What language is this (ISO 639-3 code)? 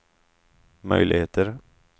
swe